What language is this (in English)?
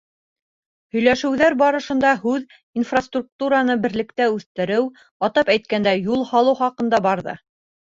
Bashkir